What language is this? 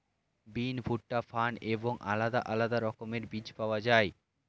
Bangla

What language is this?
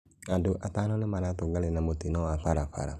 Kikuyu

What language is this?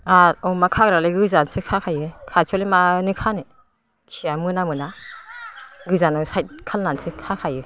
Bodo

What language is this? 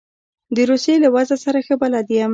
Pashto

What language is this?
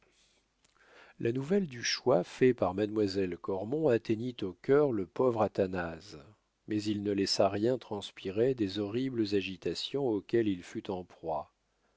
French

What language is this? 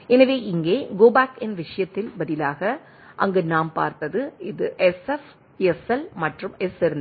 Tamil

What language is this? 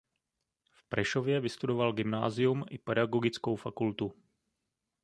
Czech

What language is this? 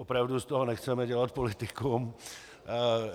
Czech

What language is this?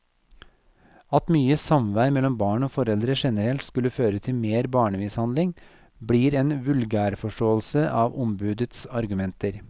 Norwegian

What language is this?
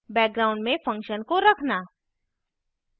Hindi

